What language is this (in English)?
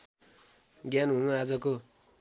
Nepali